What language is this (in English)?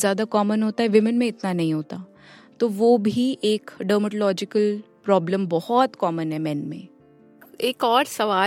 Hindi